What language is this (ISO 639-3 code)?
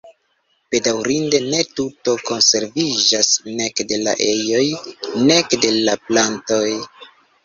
epo